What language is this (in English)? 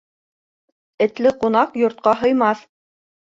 Bashkir